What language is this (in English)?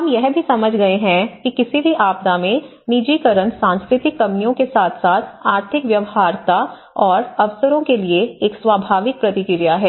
Hindi